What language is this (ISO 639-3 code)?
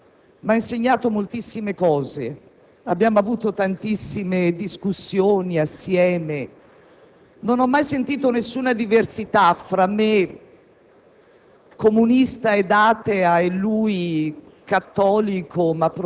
ita